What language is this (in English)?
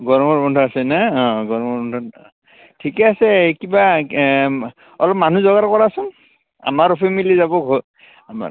Assamese